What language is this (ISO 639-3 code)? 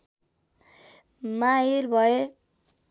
nep